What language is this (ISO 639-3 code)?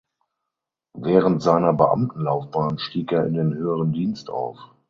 deu